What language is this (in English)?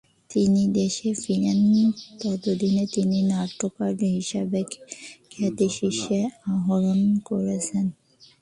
Bangla